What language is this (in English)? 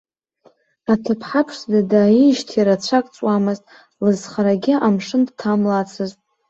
Abkhazian